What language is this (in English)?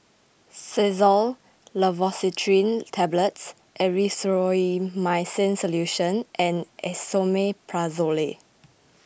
English